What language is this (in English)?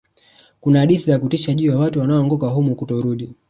Swahili